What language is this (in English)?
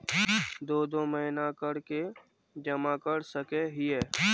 Magahi